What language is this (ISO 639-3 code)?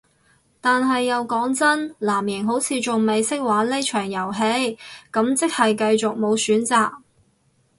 yue